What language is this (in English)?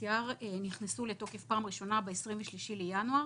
Hebrew